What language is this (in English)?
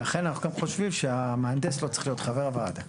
Hebrew